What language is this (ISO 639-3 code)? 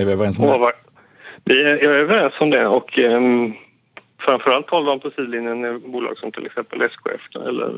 swe